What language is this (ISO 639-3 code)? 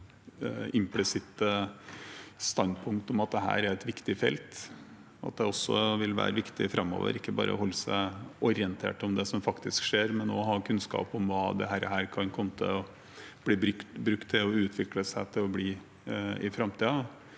nor